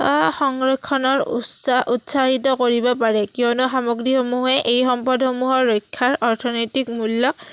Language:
Assamese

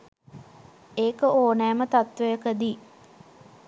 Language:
Sinhala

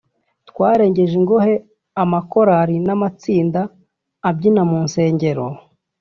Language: Kinyarwanda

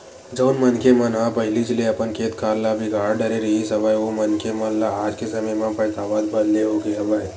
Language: Chhattisgarhi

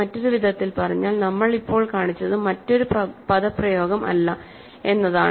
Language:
Malayalam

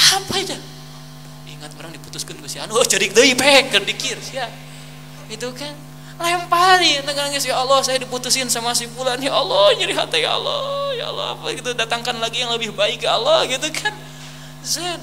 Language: Indonesian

